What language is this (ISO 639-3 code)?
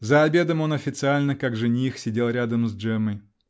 rus